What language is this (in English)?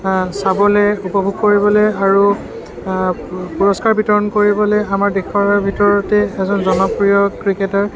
Assamese